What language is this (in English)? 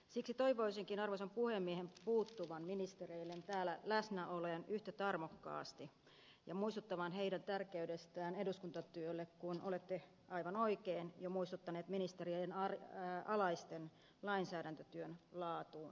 Finnish